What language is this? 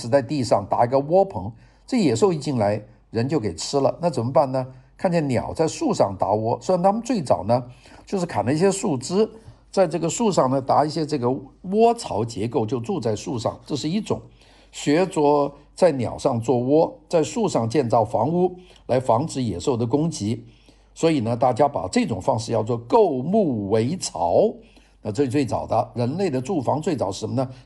Chinese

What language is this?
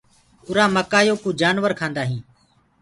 Gurgula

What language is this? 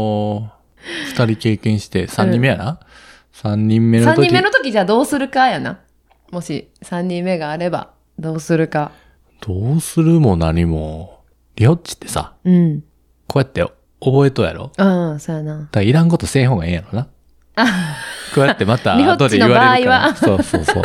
Japanese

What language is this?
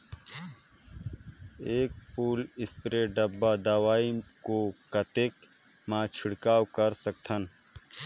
Chhattisgarhi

